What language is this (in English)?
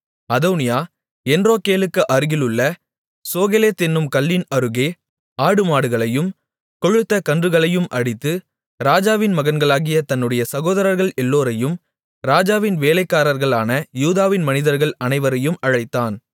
Tamil